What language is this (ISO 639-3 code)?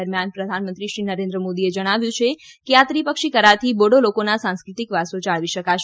guj